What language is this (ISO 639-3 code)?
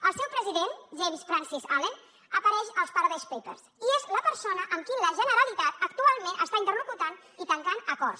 cat